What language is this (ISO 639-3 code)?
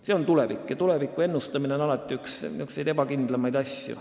est